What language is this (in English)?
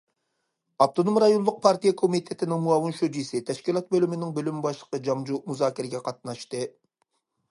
Uyghur